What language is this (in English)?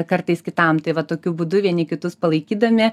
Lithuanian